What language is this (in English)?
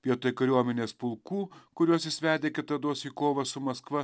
Lithuanian